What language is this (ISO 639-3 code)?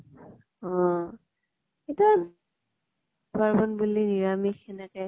asm